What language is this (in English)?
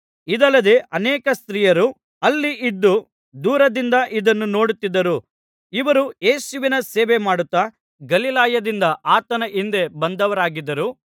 Kannada